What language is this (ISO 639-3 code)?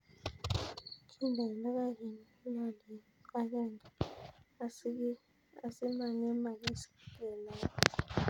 kln